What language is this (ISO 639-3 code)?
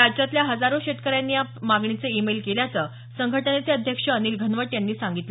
mar